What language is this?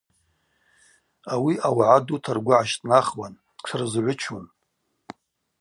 Abaza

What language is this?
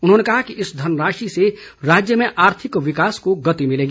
Hindi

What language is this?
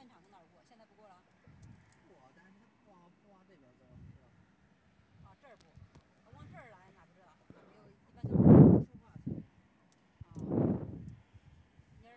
Chinese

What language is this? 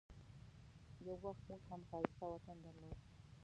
Pashto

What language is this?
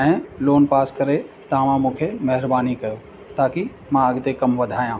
Sindhi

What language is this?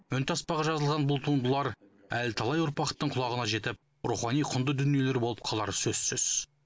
Kazakh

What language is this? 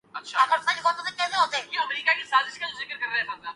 Urdu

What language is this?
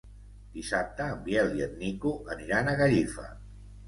Catalan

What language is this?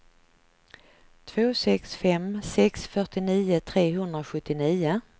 Swedish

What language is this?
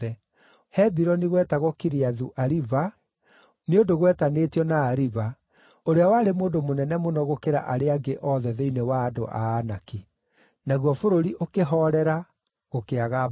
Kikuyu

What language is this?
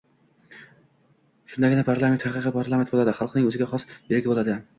Uzbek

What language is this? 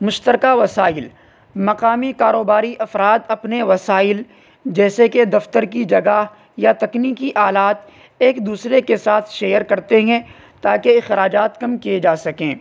Urdu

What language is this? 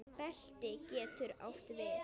Icelandic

